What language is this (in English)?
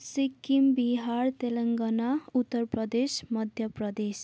Nepali